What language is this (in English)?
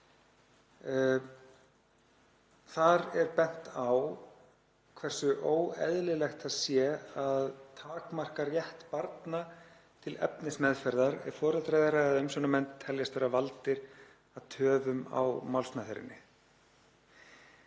Icelandic